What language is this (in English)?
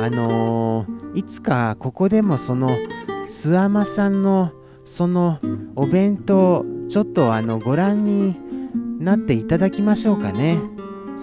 Japanese